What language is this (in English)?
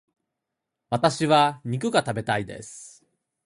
Japanese